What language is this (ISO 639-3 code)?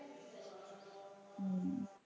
guj